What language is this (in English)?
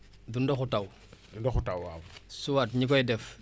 Wolof